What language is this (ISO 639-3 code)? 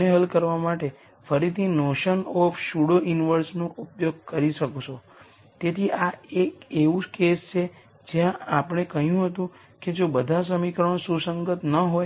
guj